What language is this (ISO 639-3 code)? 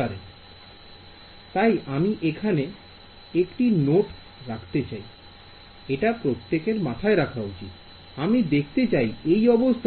ben